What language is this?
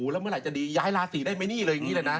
Thai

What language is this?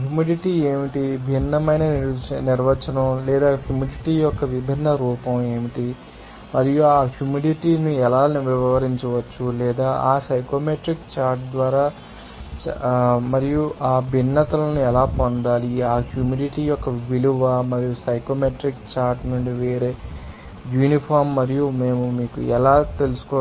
Telugu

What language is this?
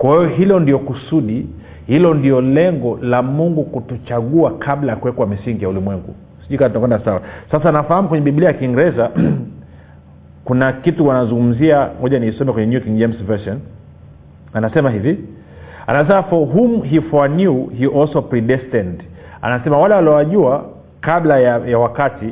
Swahili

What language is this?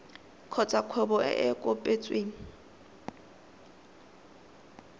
Tswana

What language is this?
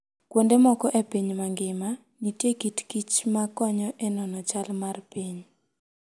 Luo (Kenya and Tanzania)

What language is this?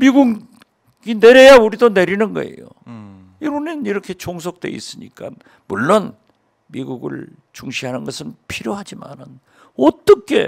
Korean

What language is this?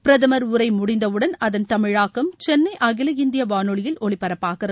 Tamil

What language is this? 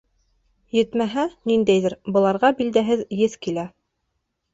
Bashkir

